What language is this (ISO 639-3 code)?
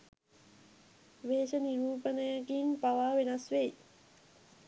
sin